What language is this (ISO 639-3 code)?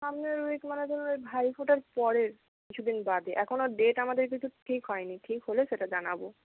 ben